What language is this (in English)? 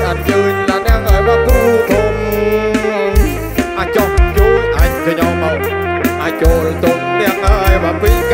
Thai